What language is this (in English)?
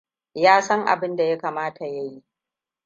Hausa